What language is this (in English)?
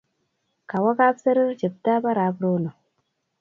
Kalenjin